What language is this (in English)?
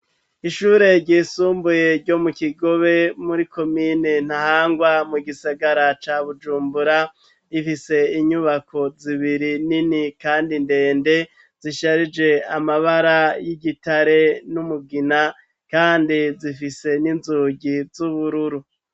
Rundi